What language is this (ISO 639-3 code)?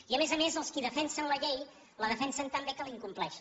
cat